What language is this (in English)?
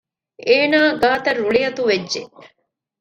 Divehi